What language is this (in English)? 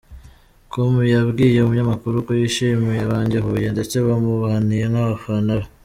Kinyarwanda